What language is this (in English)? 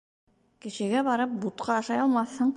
Bashkir